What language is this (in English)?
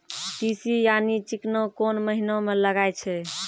Maithili